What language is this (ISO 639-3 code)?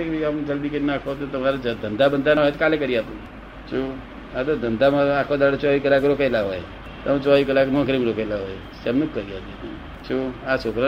guj